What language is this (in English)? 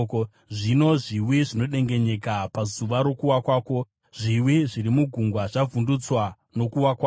Shona